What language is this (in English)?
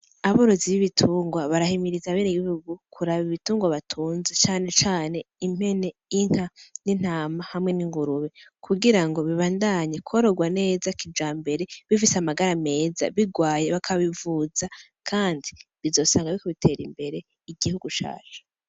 Rundi